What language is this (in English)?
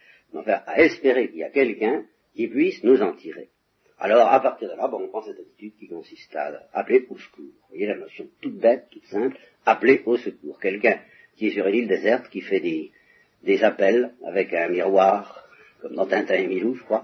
French